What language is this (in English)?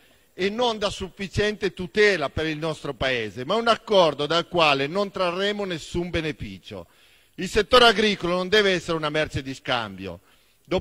Italian